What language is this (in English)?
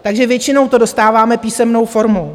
Czech